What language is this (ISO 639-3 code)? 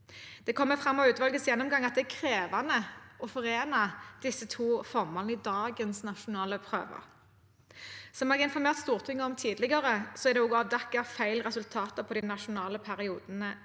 nor